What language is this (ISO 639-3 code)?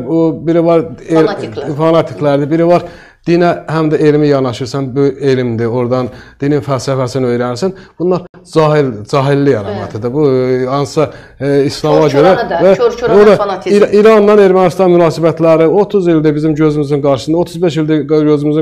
tur